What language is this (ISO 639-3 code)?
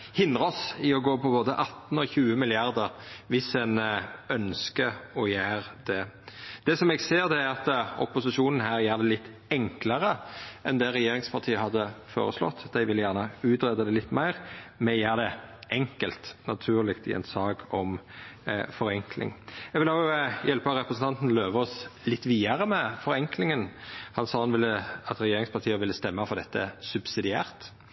nno